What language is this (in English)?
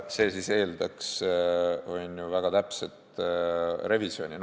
Estonian